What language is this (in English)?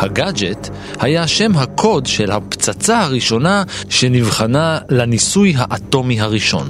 Hebrew